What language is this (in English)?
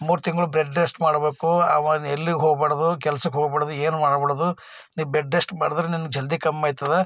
Kannada